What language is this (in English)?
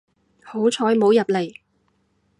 Cantonese